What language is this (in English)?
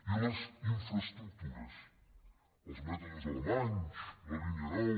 Catalan